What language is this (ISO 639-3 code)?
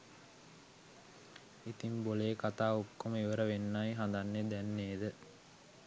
sin